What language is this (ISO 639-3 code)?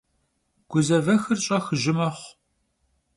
kbd